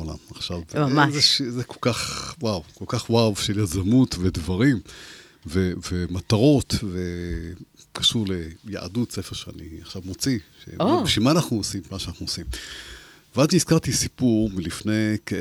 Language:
Hebrew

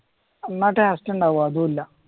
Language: Malayalam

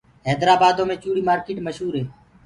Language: Gurgula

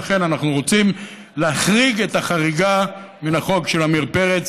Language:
Hebrew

